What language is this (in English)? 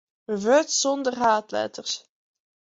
Western Frisian